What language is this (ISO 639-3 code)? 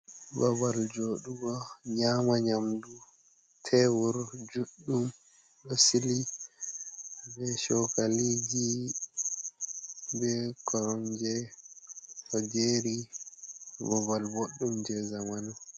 ful